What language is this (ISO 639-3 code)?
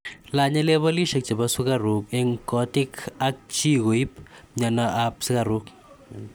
kln